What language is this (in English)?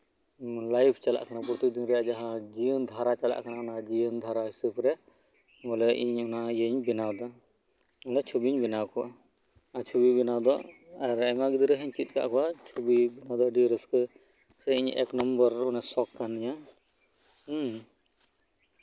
Santali